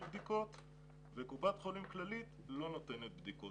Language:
Hebrew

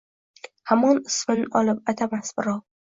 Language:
Uzbek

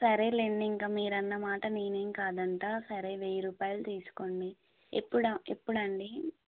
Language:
Telugu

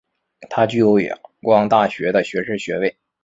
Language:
Chinese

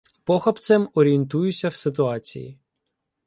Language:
Ukrainian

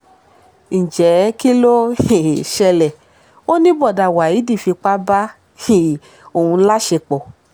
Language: Yoruba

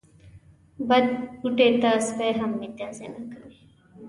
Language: Pashto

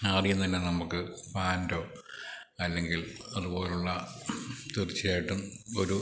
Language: Malayalam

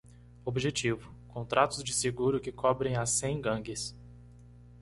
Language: Portuguese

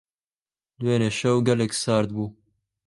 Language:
Central Kurdish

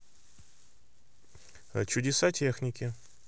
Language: Russian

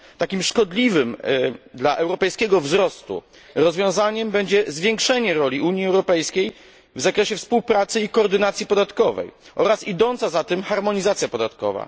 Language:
Polish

